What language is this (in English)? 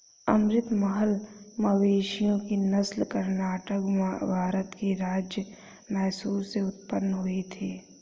Hindi